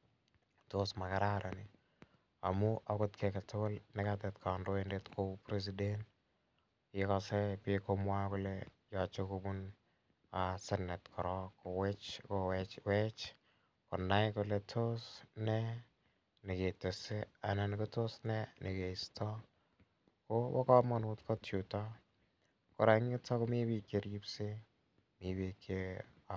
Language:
Kalenjin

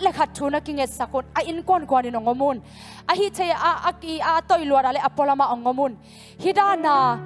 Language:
Thai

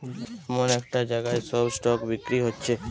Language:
Bangla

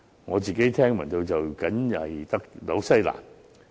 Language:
Cantonese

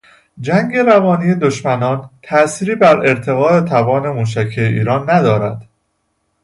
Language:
Persian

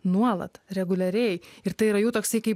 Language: Lithuanian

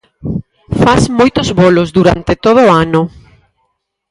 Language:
Galician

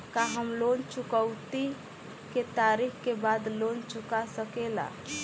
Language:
Bhojpuri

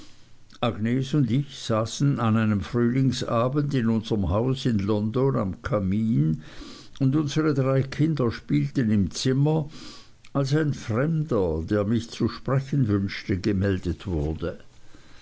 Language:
German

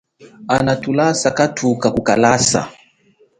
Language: Chokwe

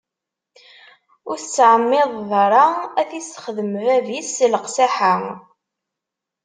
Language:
Kabyle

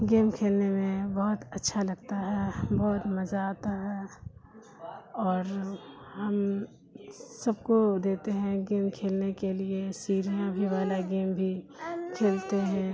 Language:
Urdu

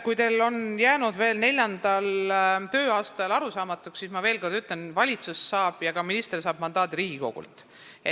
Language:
Estonian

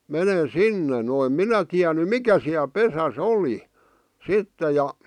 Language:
Finnish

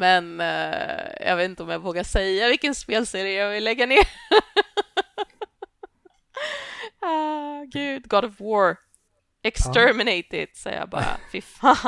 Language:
Swedish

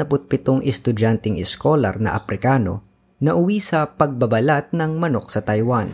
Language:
Filipino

